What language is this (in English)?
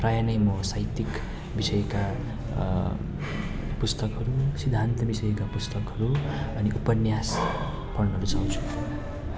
Nepali